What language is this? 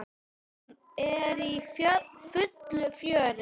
Icelandic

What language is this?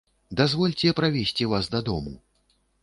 Belarusian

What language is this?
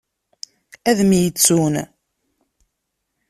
Kabyle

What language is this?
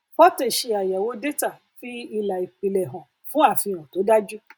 Yoruba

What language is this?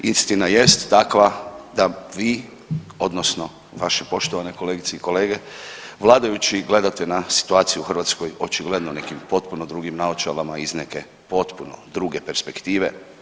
Croatian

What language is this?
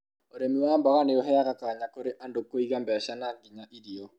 Kikuyu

